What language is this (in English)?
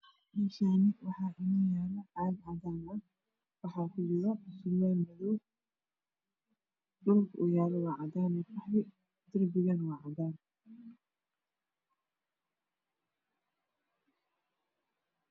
Somali